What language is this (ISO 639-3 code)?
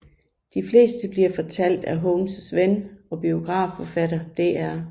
dan